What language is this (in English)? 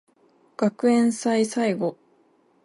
Japanese